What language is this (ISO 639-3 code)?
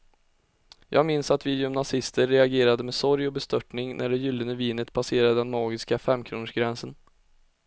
swe